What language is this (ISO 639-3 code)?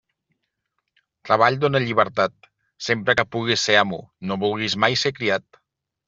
cat